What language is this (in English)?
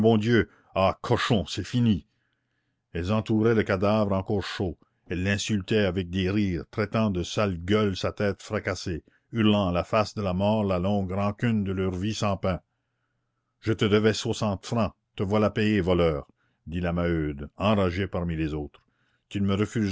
French